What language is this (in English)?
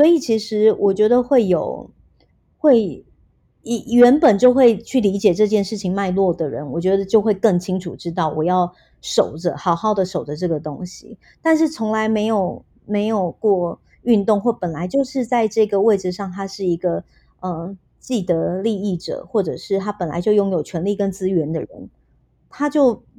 Chinese